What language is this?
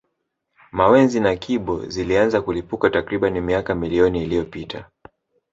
Swahili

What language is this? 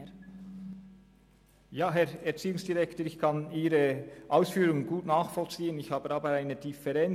Swiss German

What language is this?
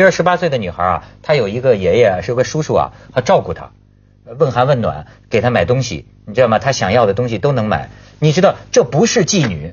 Chinese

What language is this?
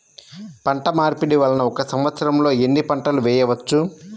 Telugu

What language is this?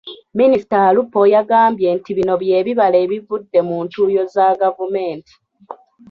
Ganda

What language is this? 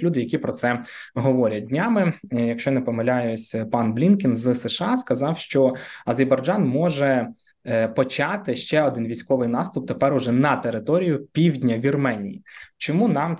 Ukrainian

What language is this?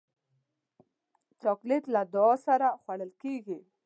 Pashto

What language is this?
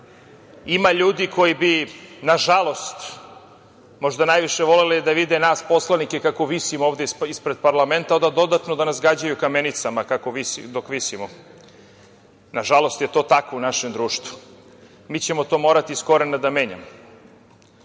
Serbian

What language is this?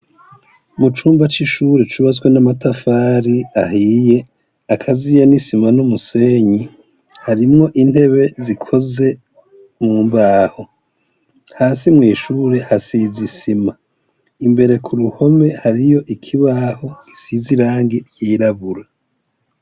Rundi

